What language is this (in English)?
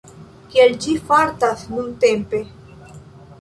Esperanto